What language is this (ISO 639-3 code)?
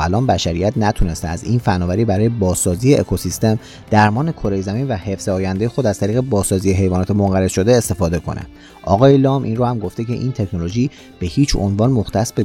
fas